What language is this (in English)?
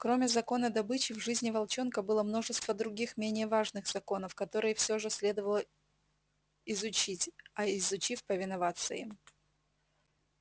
Russian